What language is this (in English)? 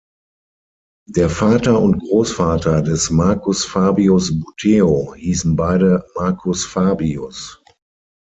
German